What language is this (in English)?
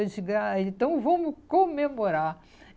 Portuguese